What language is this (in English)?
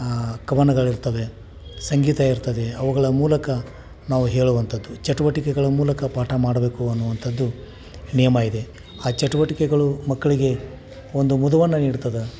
Kannada